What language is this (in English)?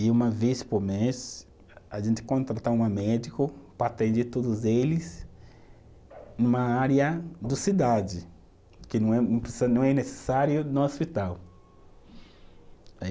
Portuguese